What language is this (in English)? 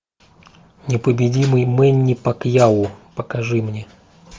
Russian